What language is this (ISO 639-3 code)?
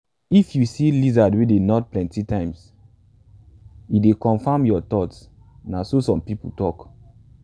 pcm